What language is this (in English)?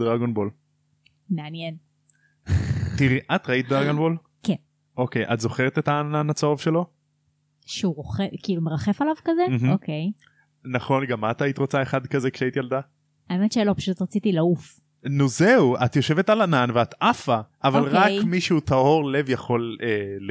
Hebrew